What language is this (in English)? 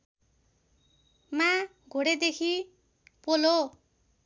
Nepali